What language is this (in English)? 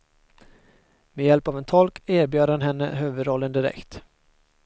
Swedish